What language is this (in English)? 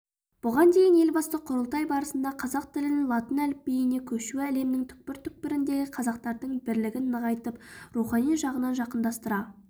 Kazakh